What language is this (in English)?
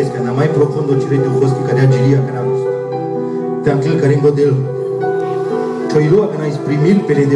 Romanian